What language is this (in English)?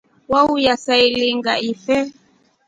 Rombo